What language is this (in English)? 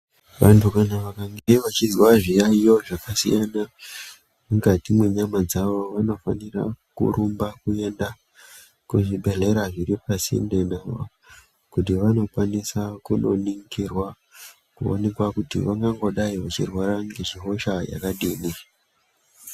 Ndau